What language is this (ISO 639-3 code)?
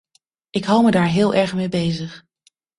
nld